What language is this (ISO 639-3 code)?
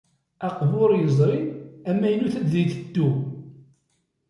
kab